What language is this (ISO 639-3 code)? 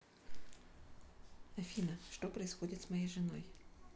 rus